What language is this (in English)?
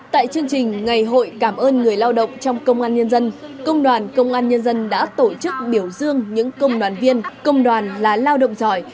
Vietnamese